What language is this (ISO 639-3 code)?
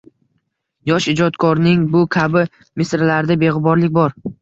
uzb